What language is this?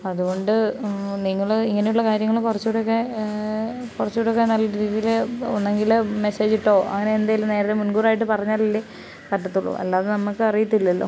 Malayalam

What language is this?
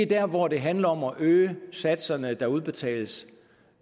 Danish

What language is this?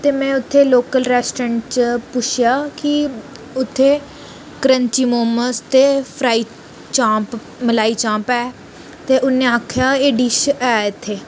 Dogri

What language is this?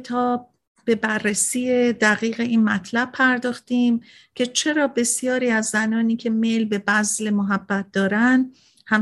Persian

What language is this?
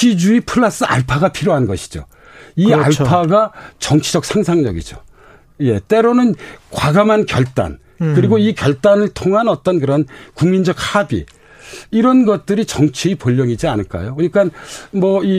Korean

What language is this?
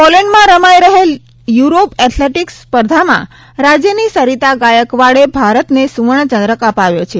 Gujarati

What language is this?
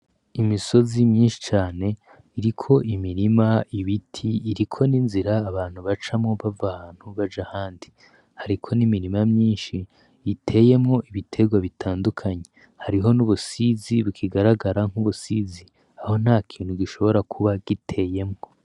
Rundi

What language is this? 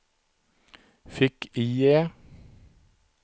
Swedish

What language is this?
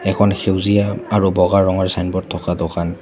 Assamese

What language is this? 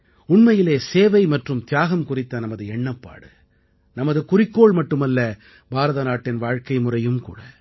Tamil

